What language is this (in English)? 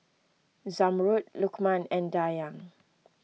English